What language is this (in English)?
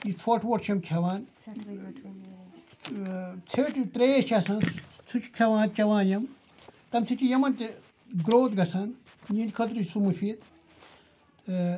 Kashmiri